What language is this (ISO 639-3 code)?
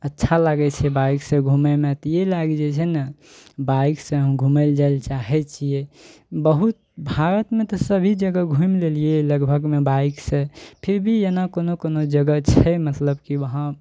mai